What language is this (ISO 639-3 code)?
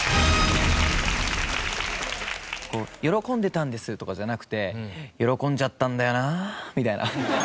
jpn